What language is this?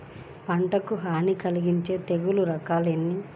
Telugu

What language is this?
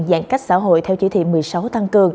Vietnamese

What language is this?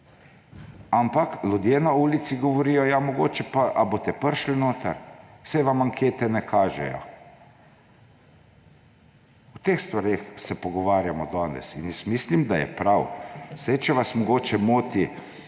Slovenian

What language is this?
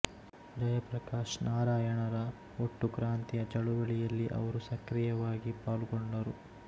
Kannada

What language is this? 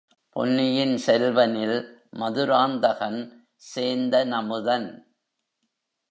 Tamil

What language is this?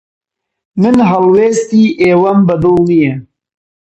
Central Kurdish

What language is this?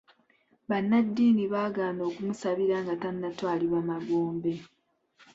Ganda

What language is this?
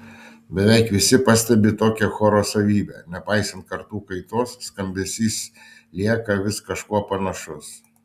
Lithuanian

